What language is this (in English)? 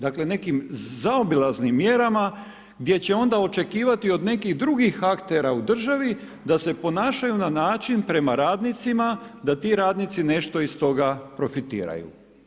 Croatian